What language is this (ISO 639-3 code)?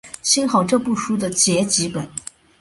zho